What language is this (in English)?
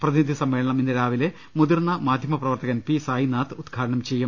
Malayalam